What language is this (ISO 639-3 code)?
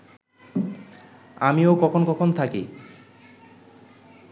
ben